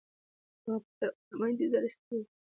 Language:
Pashto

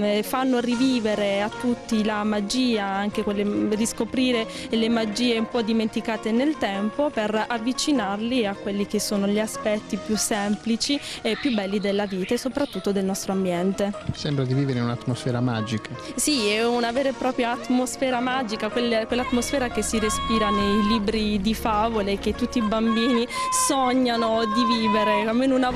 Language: Italian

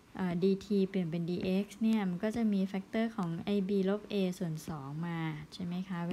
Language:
Thai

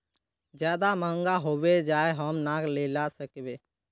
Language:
Magahi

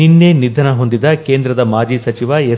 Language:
Kannada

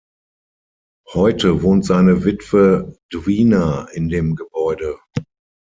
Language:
German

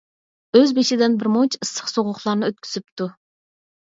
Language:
Uyghur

